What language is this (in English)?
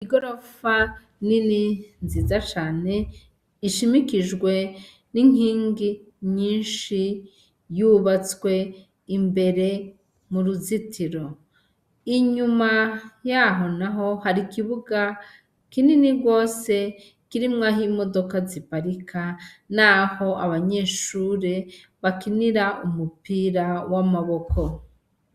Rundi